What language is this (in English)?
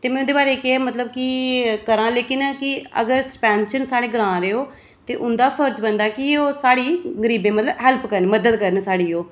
Dogri